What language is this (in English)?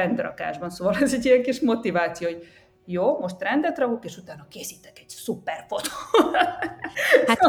Hungarian